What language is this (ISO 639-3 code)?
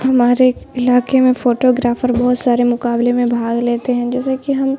urd